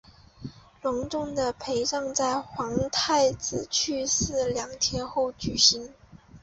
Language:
Chinese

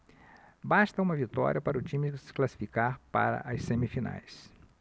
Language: Portuguese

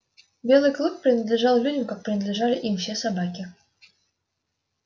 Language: Russian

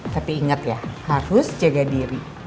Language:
Indonesian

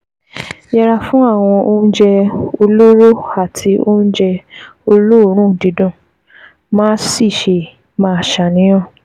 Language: Yoruba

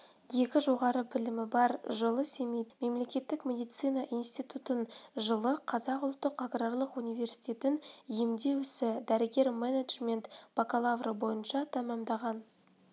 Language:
Kazakh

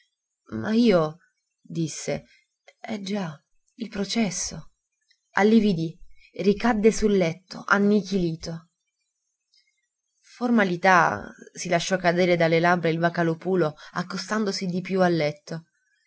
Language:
Italian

